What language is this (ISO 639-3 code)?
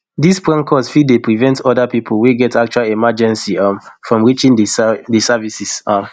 pcm